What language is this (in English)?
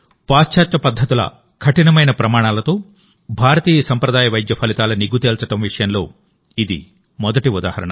Telugu